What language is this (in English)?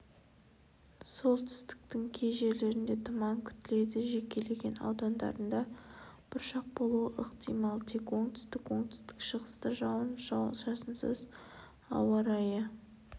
Kazakh